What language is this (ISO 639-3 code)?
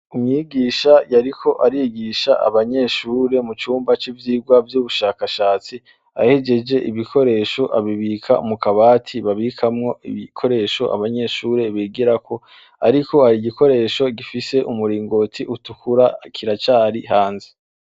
run